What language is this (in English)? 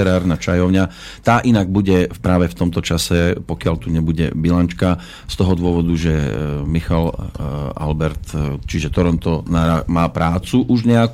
Slovak